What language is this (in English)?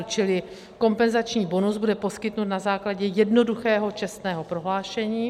Czech